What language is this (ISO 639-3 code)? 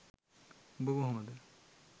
sin